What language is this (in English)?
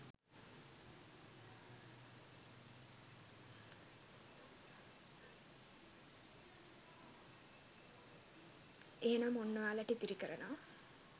Sinhala